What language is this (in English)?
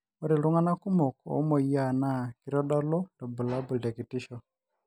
Masai